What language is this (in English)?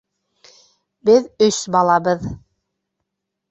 Bashkir